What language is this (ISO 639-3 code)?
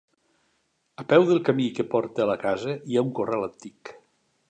cat